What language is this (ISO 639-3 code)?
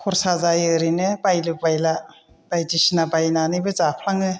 brx